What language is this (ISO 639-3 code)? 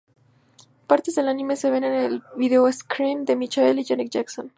spa